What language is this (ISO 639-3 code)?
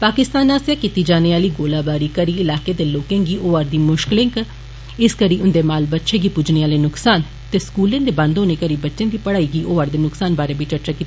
doi